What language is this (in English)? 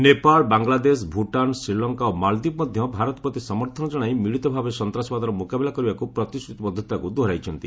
Odia